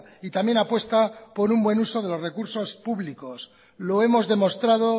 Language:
Spanish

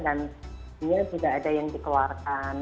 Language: Indonesian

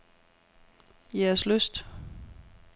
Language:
Danish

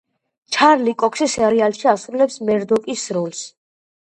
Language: Georgian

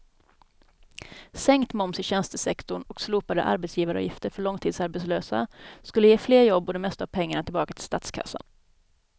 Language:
Swedish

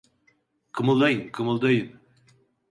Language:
Turkish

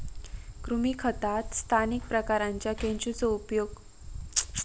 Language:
Marathi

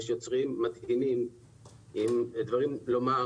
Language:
Hebrew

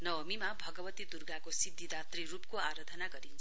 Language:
Nepali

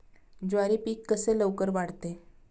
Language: Marathi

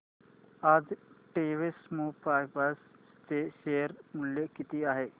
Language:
Marathi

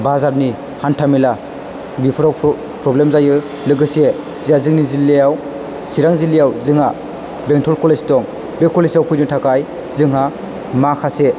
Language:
Bodo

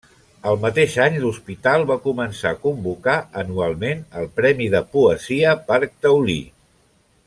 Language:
Catalan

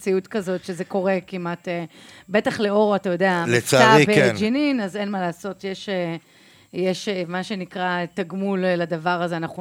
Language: Hebrew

